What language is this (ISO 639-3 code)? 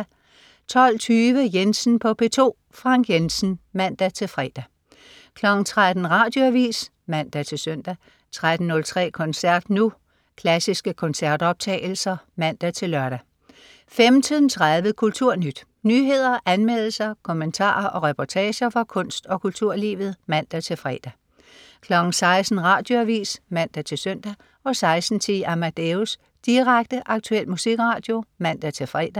dan